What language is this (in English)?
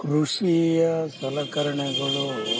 Kannada